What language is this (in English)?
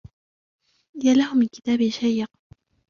Arabic